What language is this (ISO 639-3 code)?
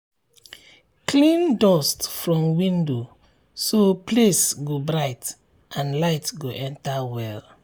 pcm